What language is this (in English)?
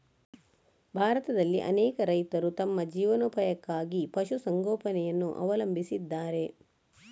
Kannada